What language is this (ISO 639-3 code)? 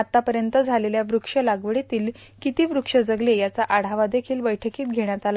mar